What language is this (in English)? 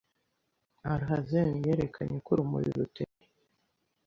Kinyarwanda